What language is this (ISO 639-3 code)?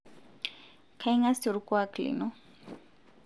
mas